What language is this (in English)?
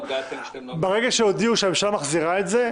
Hebrew